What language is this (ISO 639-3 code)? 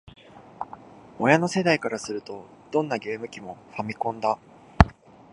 jpn